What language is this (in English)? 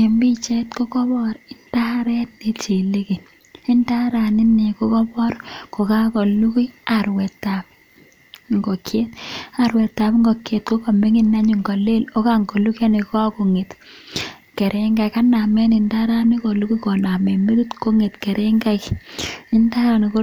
Kalenjin